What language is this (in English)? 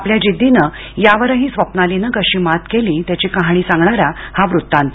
Marathi